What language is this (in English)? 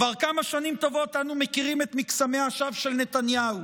Hebrew